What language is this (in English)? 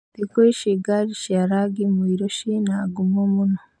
Kikuyu